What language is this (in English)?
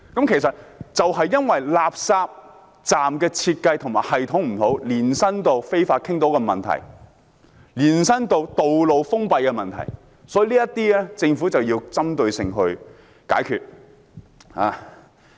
Cantonese